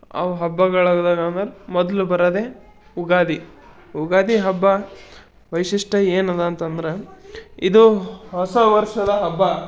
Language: Kannada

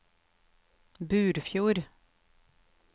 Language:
Norwegian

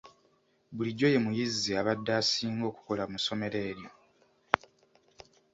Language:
Ganda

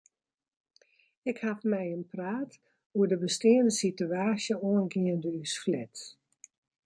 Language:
Western Frisian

